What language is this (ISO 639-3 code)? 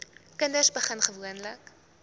afr